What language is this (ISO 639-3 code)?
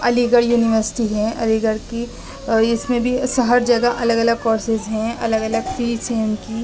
urd